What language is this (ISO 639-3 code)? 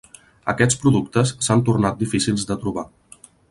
cat